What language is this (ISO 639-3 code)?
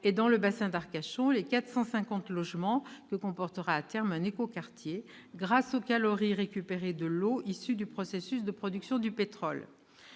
fra